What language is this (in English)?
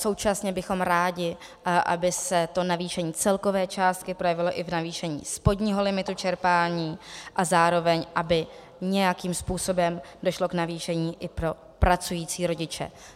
Czech